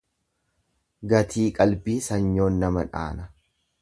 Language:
Oromo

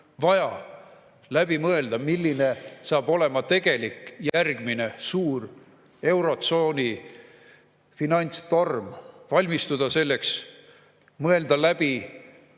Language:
Estonian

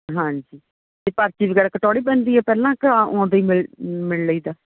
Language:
Punjabi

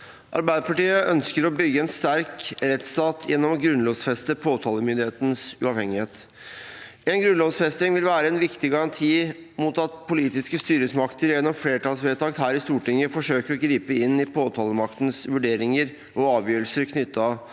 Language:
Norwegian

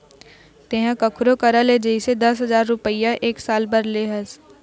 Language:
Chhattisgarhi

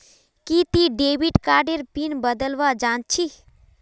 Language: Magahi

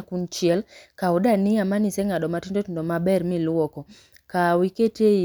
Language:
Luo (Kenya and Tanzania)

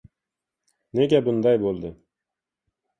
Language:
Uzbek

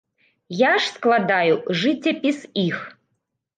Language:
Belarusian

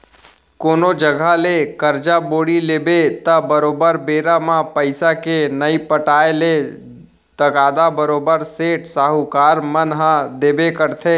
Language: Chhattisgarhi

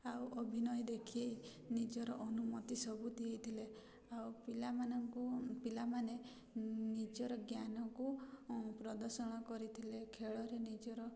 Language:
Odia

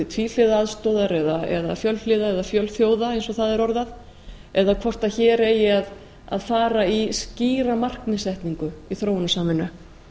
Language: Icelandic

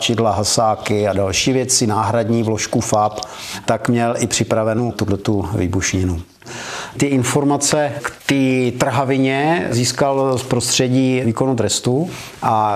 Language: Czech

